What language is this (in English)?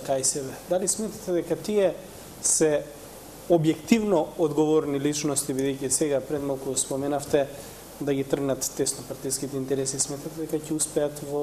Macedonian